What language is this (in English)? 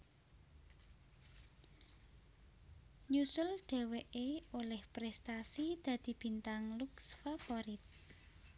Javanese